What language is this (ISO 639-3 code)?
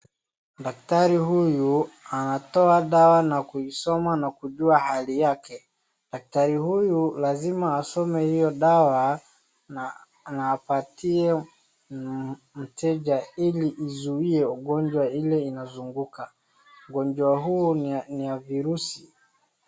swa